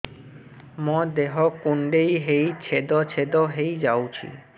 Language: Odia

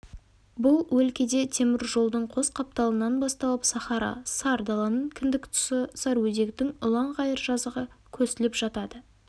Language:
Kazakh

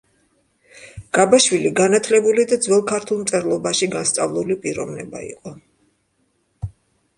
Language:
Georgian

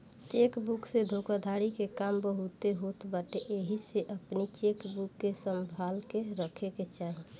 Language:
Bhojpuri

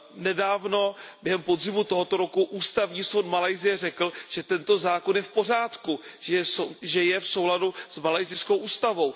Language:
Czech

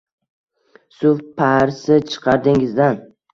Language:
Uzbek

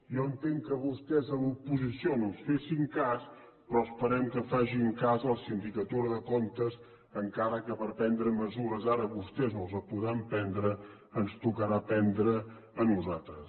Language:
Catalan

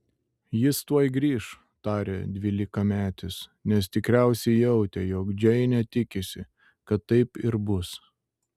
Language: Lithuanian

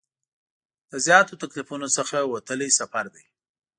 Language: Pashto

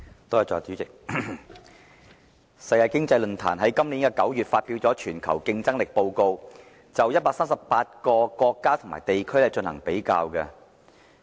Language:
Cantonese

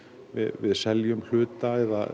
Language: Icelandic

